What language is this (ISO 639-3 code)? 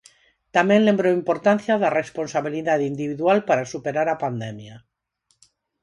glg